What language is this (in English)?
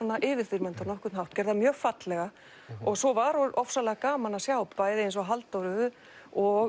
Icelandic